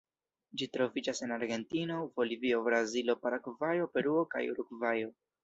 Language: Esperanto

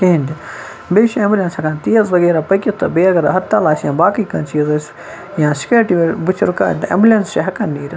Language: Kashmiri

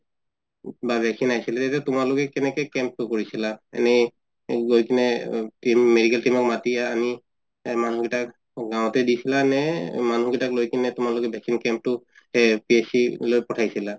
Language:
Assamese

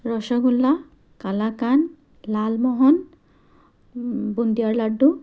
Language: Assamese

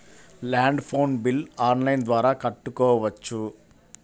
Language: Telugu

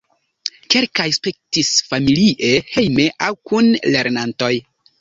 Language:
Esperanto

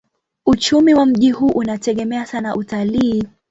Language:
Swahili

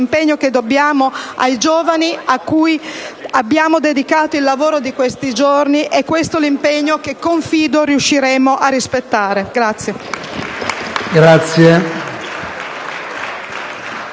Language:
Italian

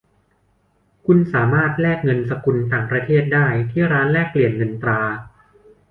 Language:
Thai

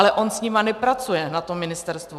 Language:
Czech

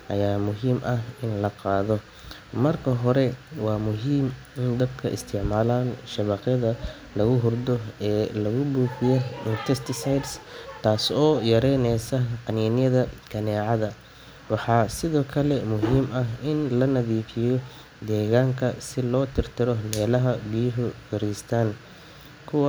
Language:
Somali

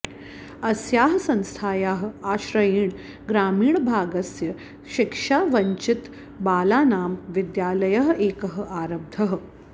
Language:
Sanskrit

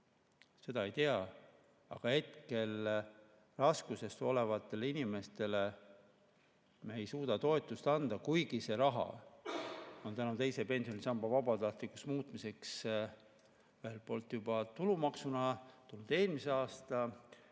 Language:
Estonian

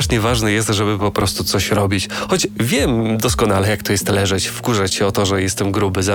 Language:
Polish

